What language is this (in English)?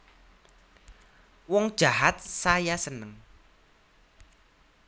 Javanese